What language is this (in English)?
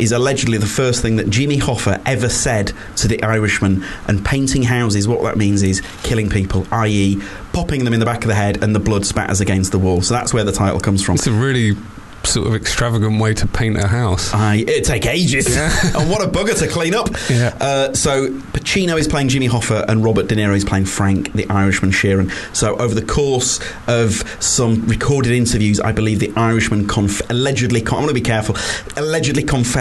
English